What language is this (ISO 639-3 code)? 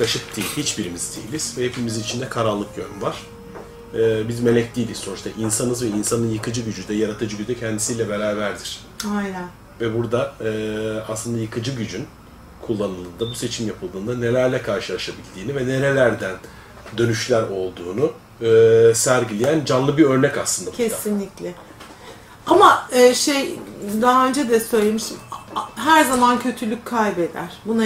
tur